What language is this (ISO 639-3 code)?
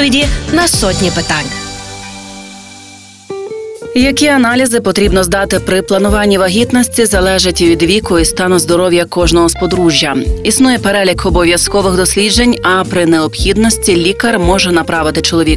ukr